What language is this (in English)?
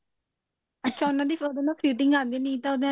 Punjabi